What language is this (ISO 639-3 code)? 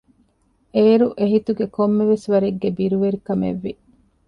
div